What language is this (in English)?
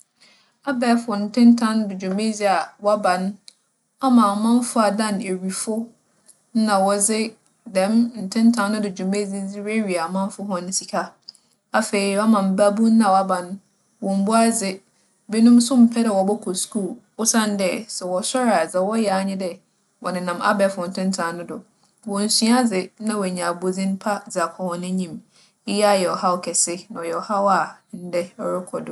Akan